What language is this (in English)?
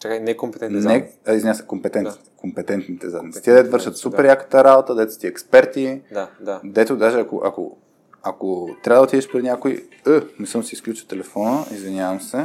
Bulgarian